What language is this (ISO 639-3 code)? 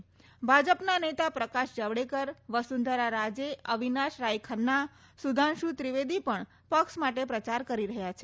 guj